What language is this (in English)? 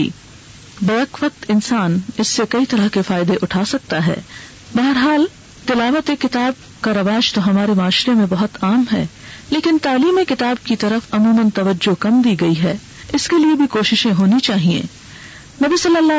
Urdu